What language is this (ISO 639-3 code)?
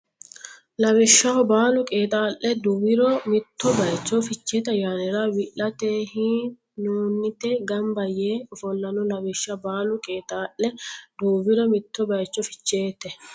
sid